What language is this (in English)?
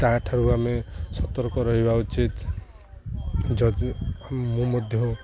Odia